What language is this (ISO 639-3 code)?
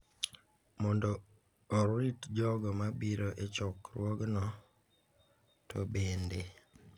luo